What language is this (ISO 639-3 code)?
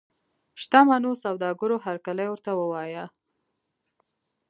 pus